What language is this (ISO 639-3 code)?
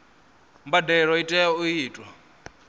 ven